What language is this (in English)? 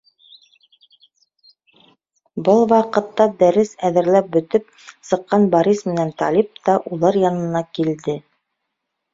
Bashkir